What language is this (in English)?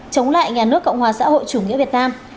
Vietnamese